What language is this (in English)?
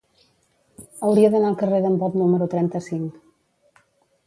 Catalan